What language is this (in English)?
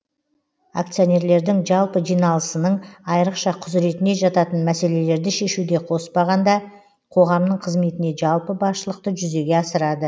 Kazakh